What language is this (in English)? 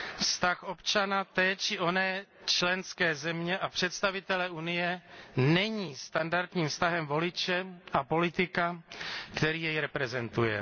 Czech